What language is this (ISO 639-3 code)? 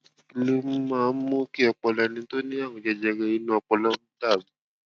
yor